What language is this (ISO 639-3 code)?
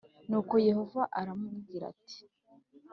kin